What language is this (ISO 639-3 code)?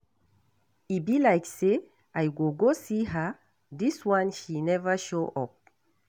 pcm